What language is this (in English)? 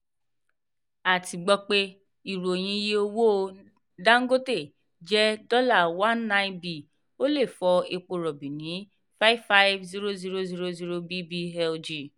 Yoruba